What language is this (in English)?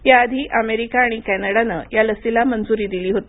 Marathi